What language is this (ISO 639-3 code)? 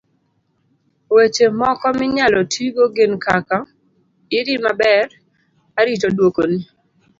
luo